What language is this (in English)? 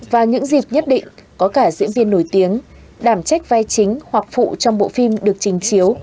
Vietnamese